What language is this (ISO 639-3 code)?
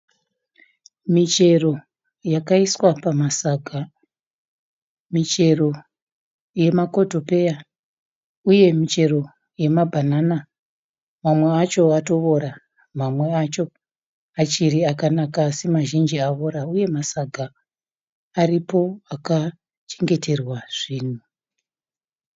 sna